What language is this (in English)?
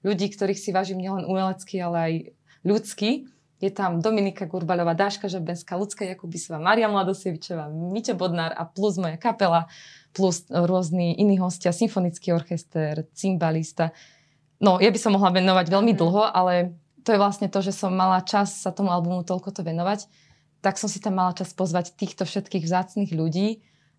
Slovak